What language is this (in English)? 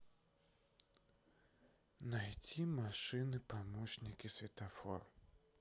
Russian